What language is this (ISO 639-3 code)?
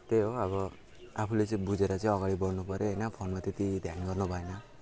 nep